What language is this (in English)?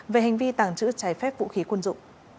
Vietnamese